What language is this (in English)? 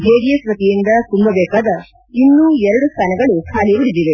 Kannada